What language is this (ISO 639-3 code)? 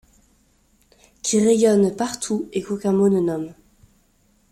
fra